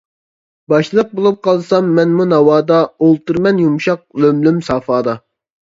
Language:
Uyghur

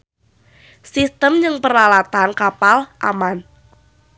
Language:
Sundanese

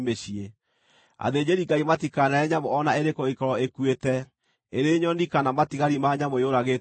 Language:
Kikuyu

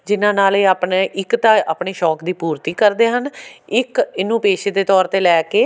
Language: Punjabi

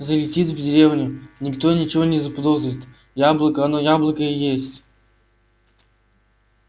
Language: Russian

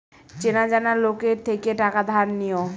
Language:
Bangla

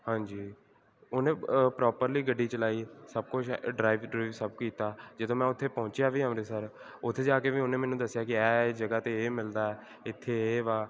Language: Punjabi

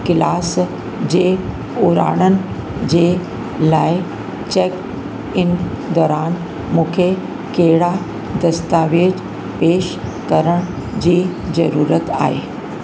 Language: Sindhi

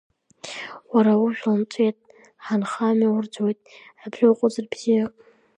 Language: Abkhazian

